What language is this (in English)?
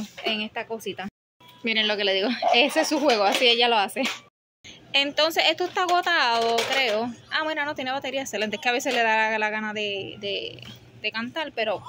Spanish